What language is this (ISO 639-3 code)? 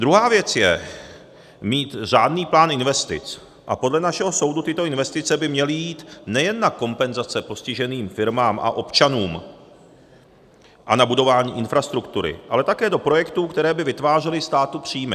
ces